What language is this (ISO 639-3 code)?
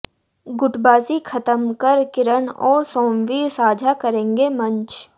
hin